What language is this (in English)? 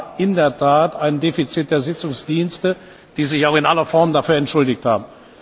German